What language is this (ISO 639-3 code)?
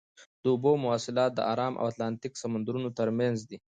pus